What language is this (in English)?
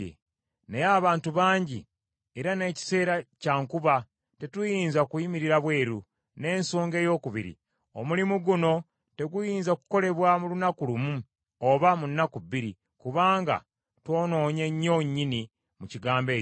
Ganda